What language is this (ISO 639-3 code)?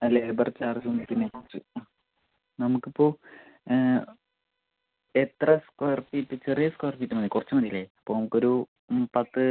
mal